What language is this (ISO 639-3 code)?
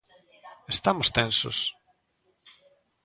glg